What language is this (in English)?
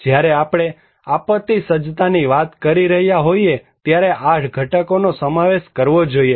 Gujarati